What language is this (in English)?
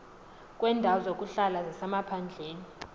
Xhosa